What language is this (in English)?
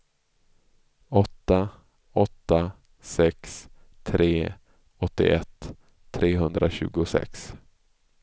Swedish